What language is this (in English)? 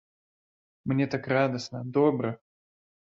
Belarusian